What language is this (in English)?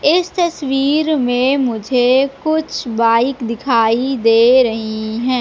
Hindi